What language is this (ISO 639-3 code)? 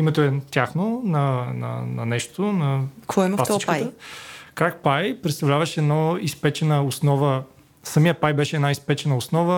bul